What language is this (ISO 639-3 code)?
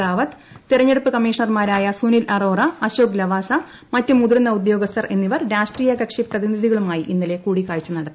mal